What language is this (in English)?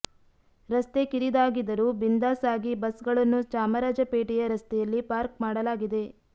Kannada